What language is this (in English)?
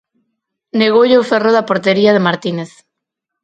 Galician